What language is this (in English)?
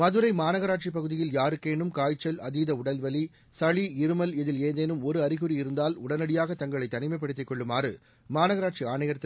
Tamil